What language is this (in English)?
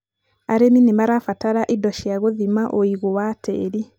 Kikuyu